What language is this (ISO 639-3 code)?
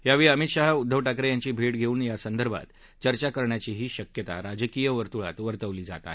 mar